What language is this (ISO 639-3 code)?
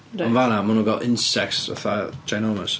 cym